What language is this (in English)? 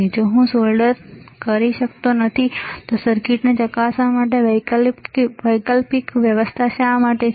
Gujarati